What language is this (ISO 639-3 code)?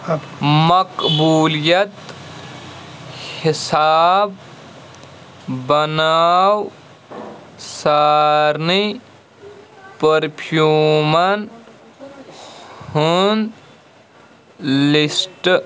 kas